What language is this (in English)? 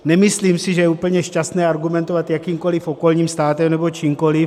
Czech